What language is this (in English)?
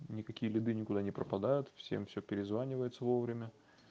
Russian